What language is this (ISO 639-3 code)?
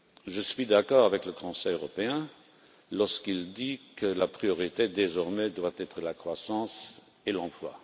fra